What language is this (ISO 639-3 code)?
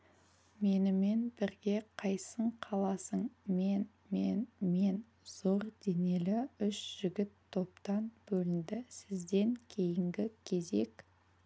kaz